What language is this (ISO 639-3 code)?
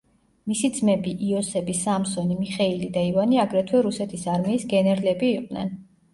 kat